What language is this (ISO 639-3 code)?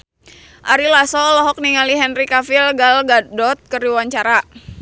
sun